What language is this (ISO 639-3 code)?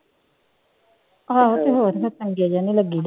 pan